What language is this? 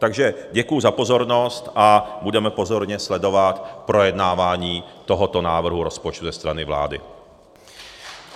Czech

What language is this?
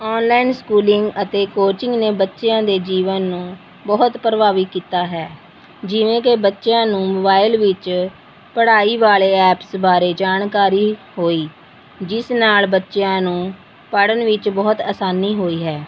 Punjabi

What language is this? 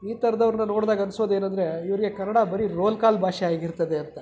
Kannada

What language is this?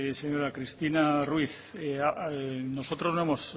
Spanish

